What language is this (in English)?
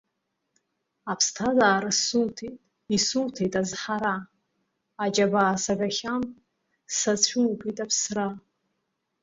Abkhazian